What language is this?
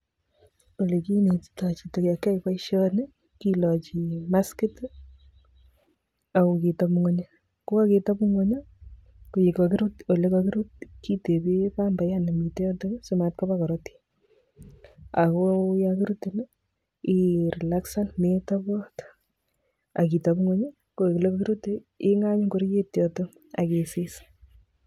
Kalenjin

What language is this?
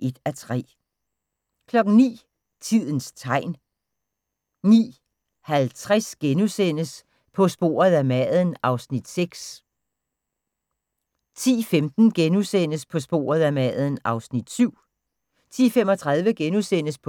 Danish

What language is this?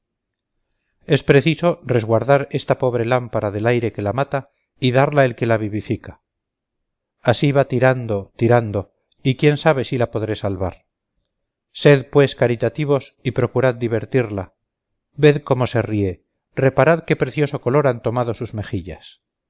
Spanish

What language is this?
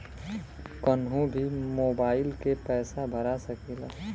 Bhojpuri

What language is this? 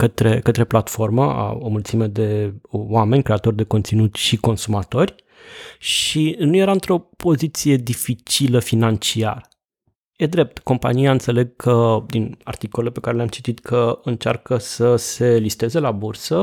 Romanian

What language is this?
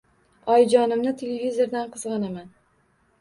Uzbek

